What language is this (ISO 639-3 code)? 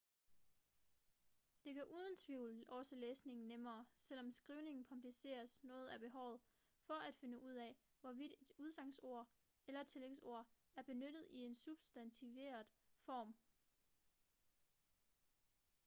dan